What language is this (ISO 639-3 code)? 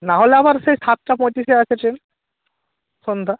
ben